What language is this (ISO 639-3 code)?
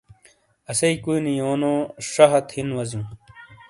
scl